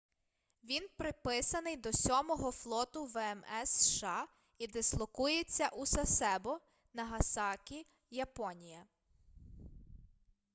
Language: Ukrainian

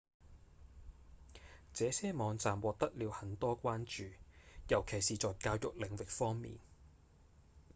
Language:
Cantonese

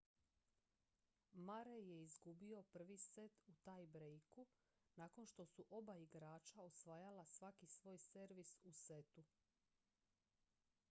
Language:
Croatian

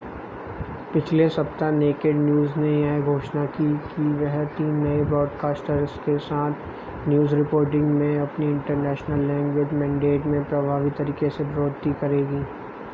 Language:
Hindi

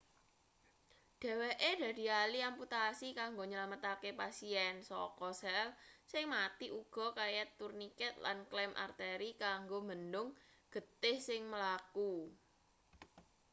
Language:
Javanese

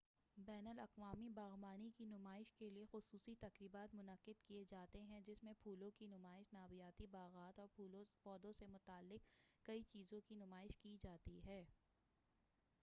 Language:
Urdu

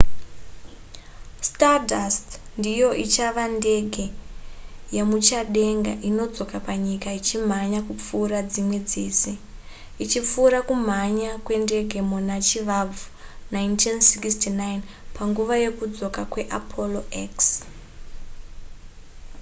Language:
Shona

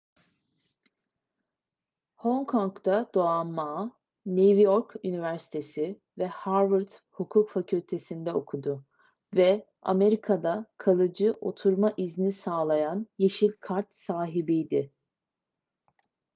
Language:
Turkish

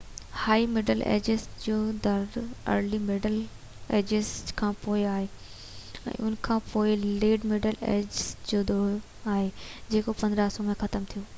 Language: Sindhi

